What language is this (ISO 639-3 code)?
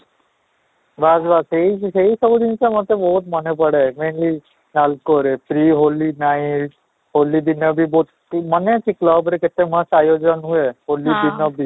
ori